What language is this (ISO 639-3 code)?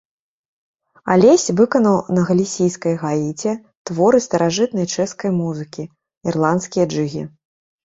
bel